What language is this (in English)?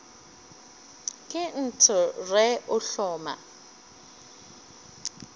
Northern Sotho